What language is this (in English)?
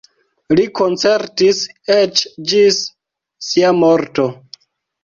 Esperanto